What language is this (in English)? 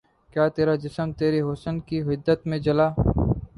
Urdu